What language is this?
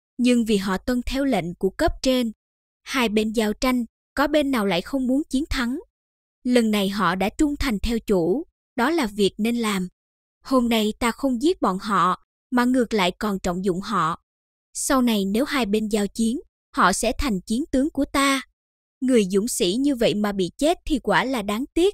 Vietnamese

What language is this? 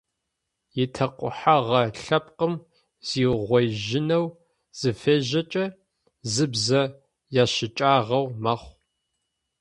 Adyghe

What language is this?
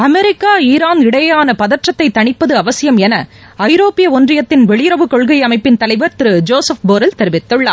Tamil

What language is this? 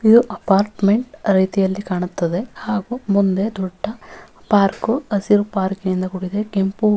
Kannada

